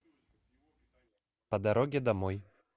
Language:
Russian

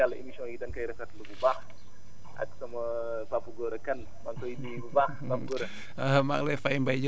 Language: Wolof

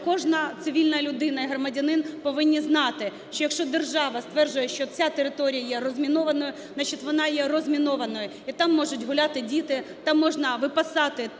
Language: Ukrainian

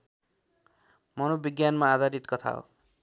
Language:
Nepali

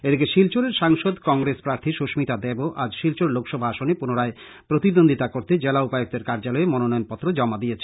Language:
Bangla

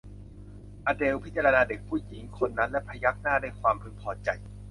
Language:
Thai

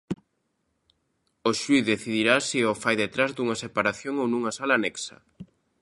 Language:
Galician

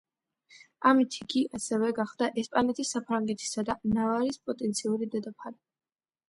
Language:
Georgian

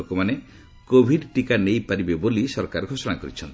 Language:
Odia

